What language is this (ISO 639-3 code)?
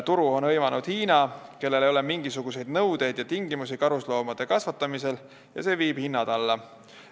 est